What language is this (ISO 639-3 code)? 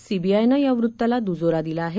mar